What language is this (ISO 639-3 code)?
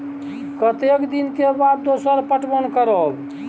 mai